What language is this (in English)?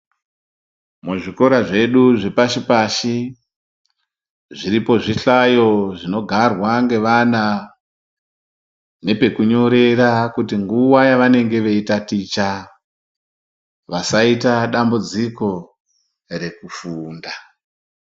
Ndau